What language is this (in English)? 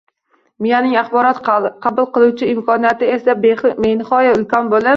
Uzbek